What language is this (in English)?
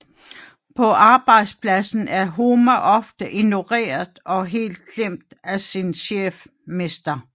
Danish